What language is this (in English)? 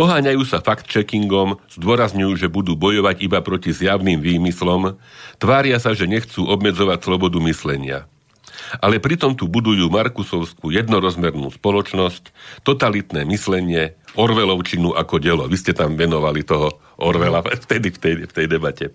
Slovak